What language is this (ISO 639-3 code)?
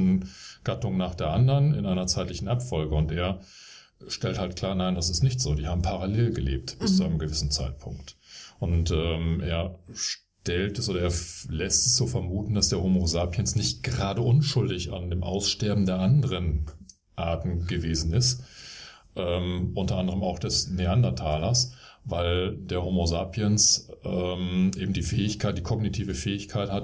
deu